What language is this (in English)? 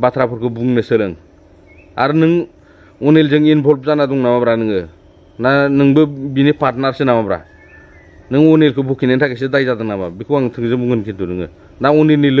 Indonesian